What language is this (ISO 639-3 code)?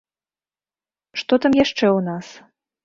bel